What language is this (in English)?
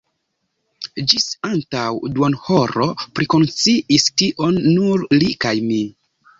Esperanto